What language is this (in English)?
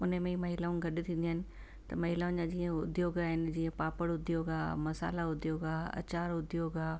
Sindhi